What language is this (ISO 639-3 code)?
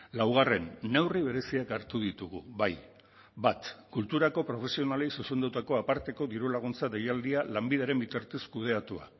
eus